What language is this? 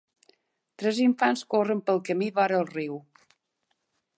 Catalan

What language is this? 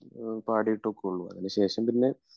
Malayalam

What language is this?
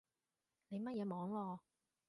Cantonese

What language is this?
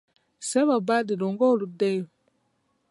Ganda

